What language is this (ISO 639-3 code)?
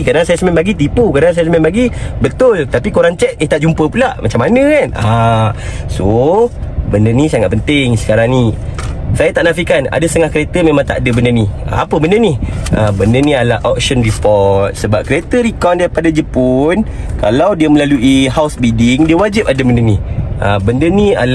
msa